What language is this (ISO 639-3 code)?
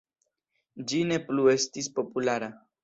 epo